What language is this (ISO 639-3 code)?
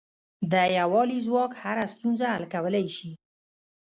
pus